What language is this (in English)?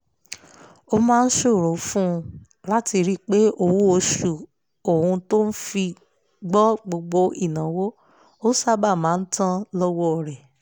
Yoruba